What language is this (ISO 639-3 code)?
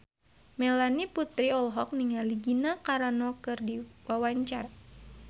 sun